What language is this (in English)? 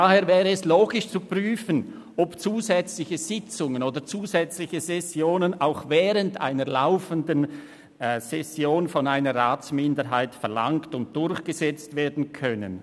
Swiss German